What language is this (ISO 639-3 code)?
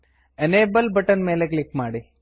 kan